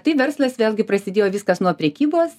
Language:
Lithuanian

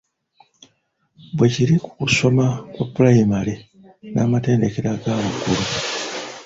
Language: Ganda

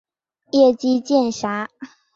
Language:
Chinese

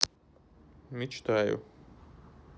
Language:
Russian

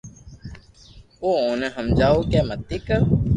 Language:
Loarki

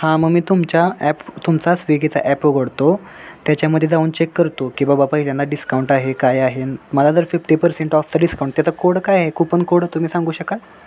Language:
Marathi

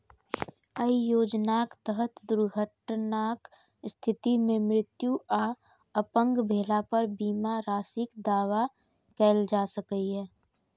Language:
Maithili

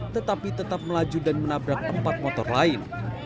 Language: Indonesian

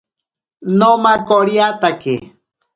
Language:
Ashéninka Perené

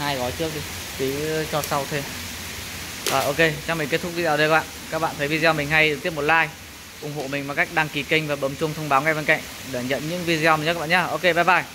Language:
Vietnamese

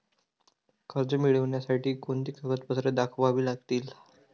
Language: Marathi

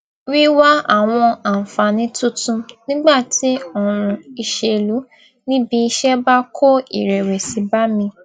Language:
Yoruba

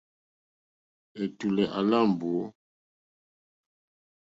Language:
Mokpwe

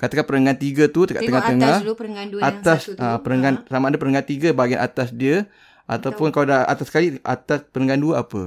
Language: Malay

